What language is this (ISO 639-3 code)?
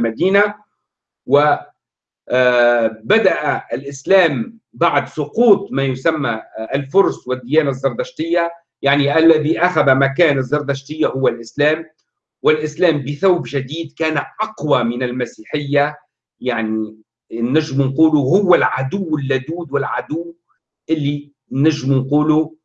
ara